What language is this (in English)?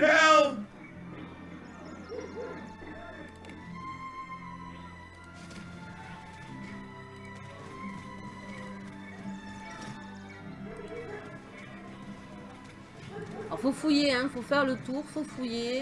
French